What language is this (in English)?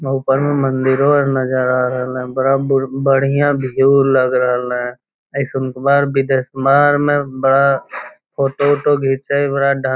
Magahi